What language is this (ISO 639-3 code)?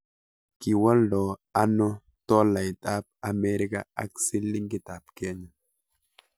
kln